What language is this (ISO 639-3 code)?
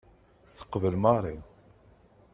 kab